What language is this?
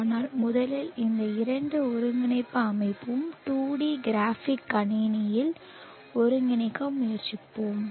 Tamil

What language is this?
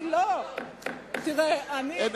Hebrew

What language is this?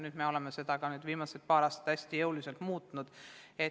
Estonian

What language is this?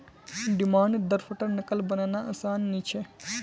Magahi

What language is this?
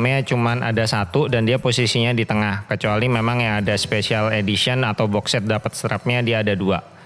Indonesian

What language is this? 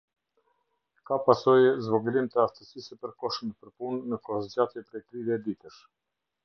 Albanian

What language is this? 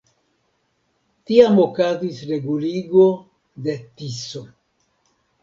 Esperanto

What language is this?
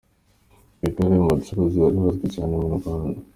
Kinyarwanda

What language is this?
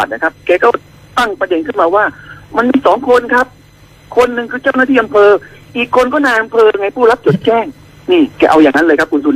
Thai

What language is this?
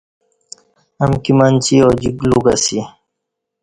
Kati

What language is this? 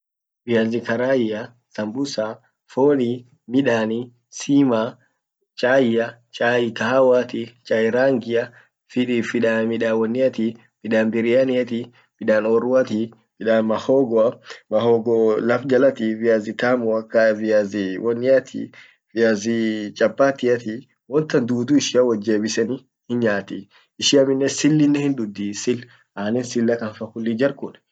Orma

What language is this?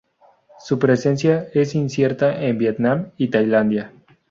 Spanish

